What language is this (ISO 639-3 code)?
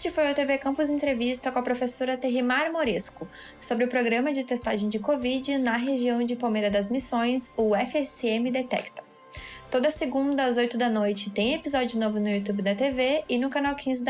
por